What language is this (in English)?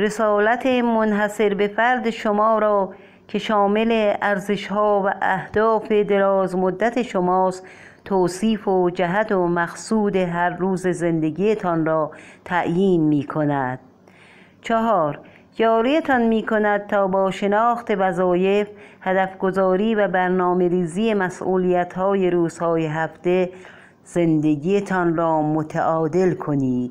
Persian